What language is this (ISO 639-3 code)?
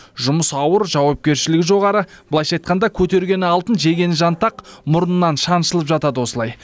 kaz